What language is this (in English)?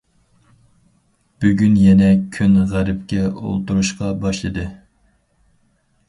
Uyghur